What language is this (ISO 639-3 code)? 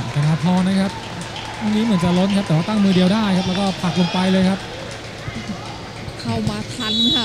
tha